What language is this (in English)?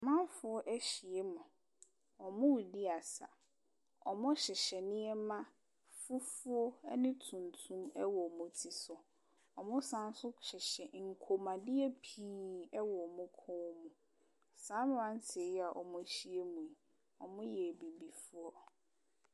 Akan